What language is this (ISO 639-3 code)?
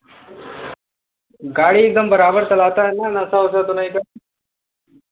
hin